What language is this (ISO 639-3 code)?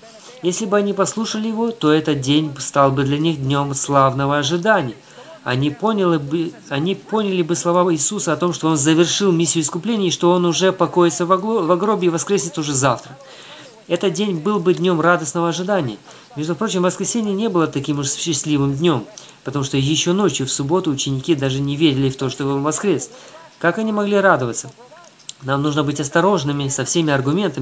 rus